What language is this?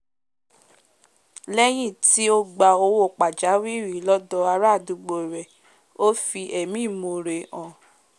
Yoruba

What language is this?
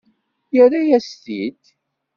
Kabyle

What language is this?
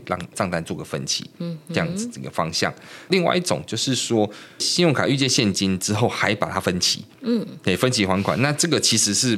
Chinese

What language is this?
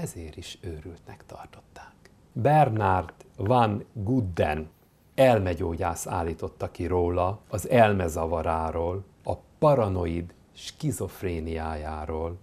Hungarian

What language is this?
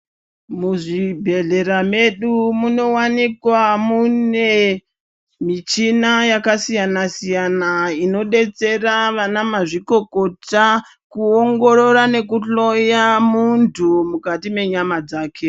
Ndau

